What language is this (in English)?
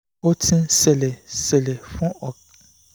Yoruba